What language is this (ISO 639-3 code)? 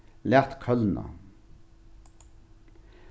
fao